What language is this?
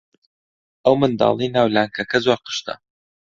Central Kurdish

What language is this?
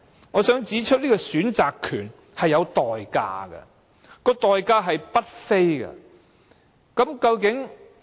Cantonese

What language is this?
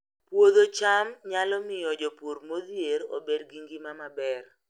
Luo (Kenya and Tanzania)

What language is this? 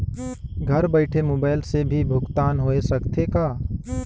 Chhattisgarhi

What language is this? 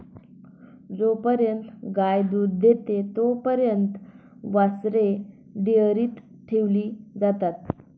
Marathi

